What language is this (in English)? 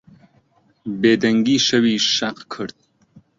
Central Kurdish